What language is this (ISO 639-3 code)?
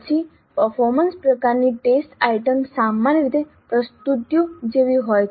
guj